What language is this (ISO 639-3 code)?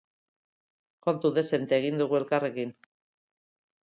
eus